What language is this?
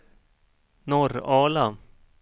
Swedish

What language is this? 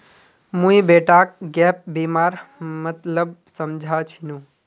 Magahi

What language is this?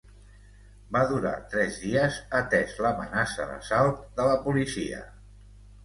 Catalan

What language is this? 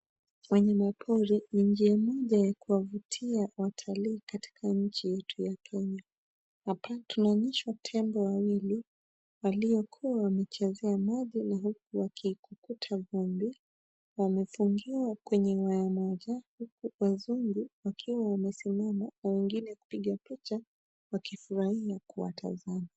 Swahili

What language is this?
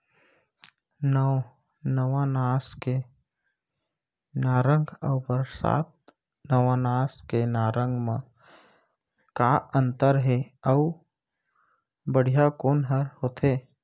Chhattisgarhi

